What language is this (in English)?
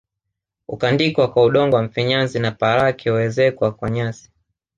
Swahili